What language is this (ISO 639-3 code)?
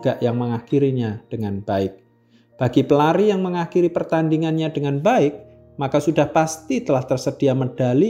ind